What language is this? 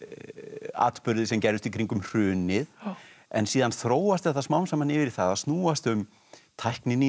Icelandic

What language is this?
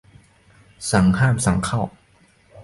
Thai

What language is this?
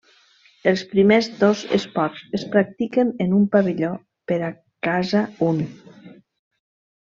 Catalan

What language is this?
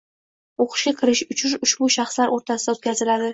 Uzbek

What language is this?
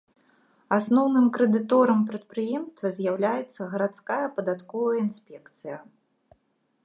Belarusian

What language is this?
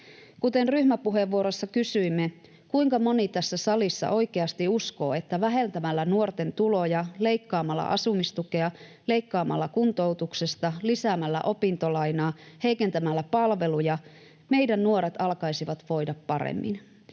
Finnish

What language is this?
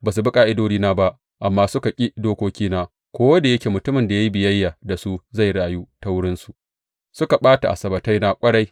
Hausa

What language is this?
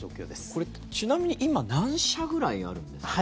Japanese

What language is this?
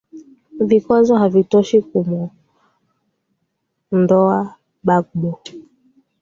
Swahili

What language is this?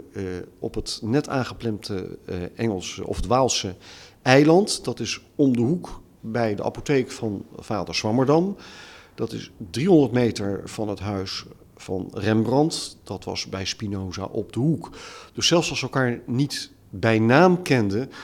Dutch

